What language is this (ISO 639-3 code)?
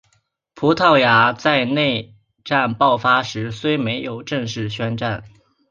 zho